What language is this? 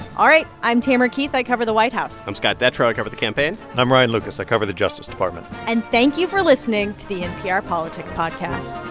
English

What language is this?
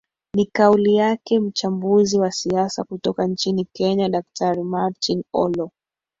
Swahili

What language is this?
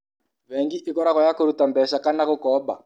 Kikuyu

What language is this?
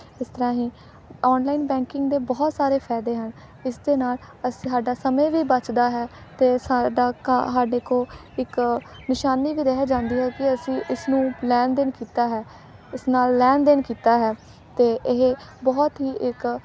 Punjabi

